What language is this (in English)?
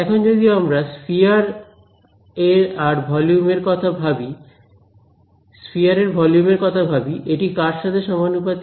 Bangla